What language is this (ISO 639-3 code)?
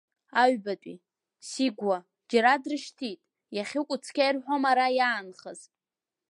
abk